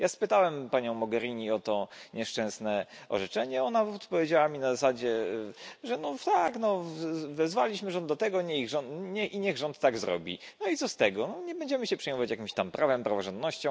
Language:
Polish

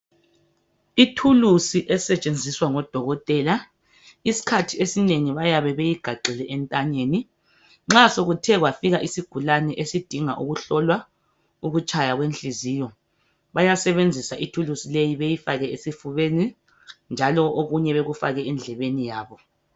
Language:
North Ndebele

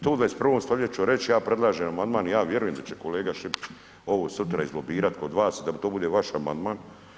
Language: Croatian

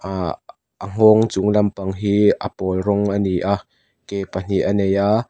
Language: Mizo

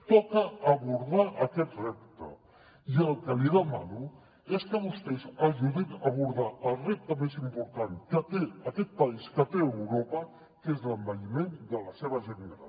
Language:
Catalan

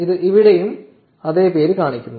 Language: Malayalam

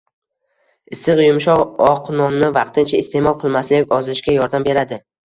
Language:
Uzbek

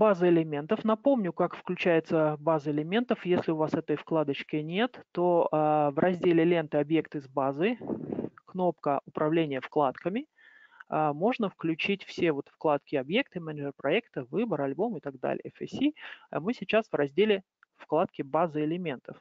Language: Russian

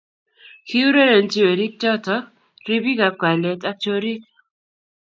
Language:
Kalenjin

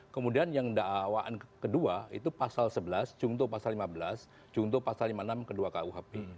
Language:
Indonesian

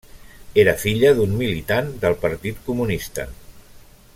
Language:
Catalan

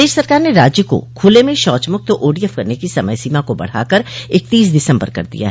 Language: Hindi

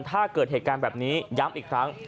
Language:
Thai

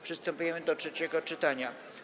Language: Polish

